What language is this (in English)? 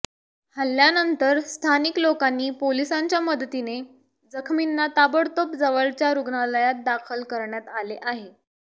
Marathi